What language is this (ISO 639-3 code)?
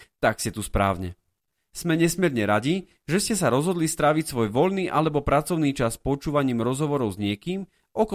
slk